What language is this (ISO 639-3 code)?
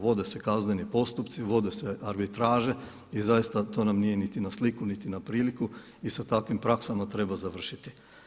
hrv